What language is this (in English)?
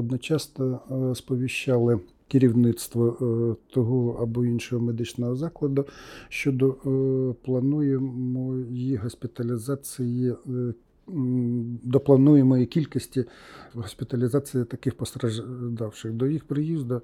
Ukrainian